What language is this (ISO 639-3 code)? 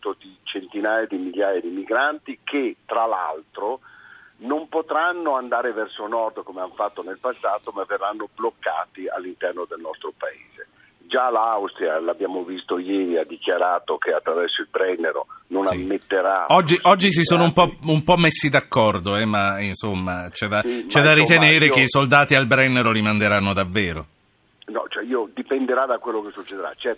ita